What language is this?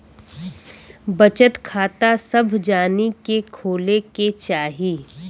Bhojpuri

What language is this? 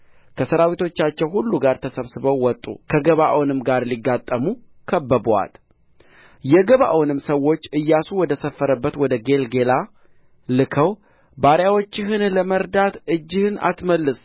Amharic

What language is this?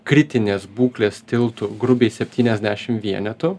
Lithuanian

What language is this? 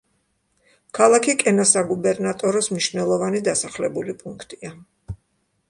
Georgian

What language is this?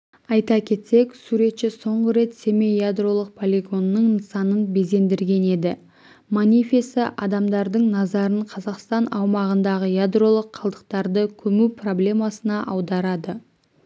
Kazakh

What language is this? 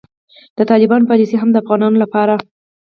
Pashto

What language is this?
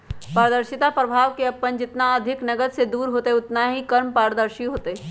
Magahi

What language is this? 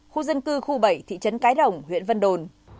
Vietnamese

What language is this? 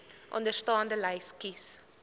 Afrikaans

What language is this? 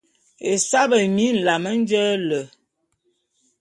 Bulu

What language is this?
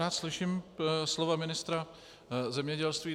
Czech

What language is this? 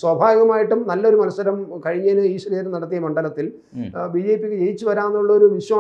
Malayalam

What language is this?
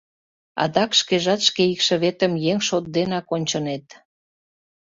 Mari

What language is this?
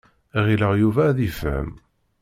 Kabyle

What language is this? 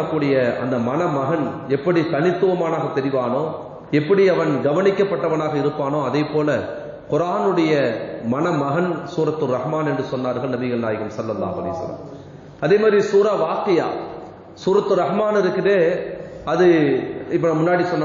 Arabic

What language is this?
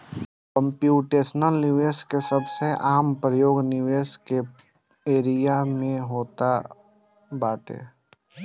Bhojpuri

